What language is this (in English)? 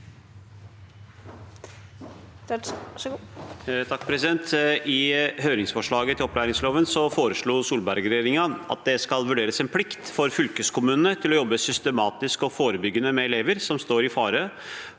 Norwegian